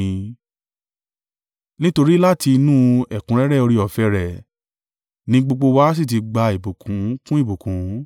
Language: Yoruba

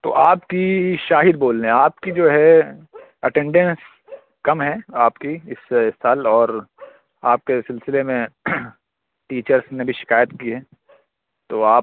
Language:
Urdu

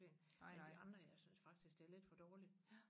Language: Danish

